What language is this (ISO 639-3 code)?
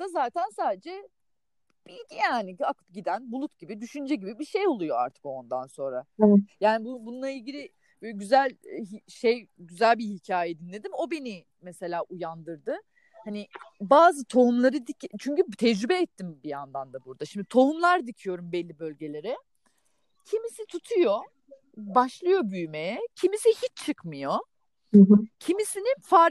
tur